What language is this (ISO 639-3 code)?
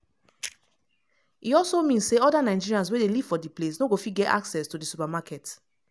pcm